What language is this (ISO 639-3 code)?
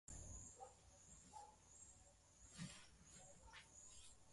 swa